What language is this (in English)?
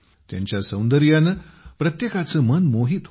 Marathi